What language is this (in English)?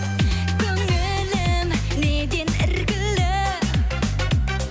Kazakh